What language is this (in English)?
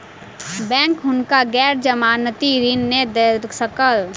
Maithili